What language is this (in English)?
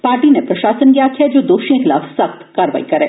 Dogri